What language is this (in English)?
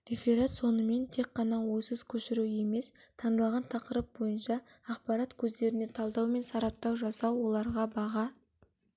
Kazakh